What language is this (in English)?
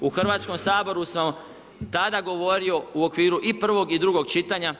Croatian